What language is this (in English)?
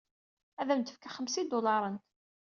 Kabyle